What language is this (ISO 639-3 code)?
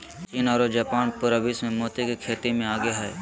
mag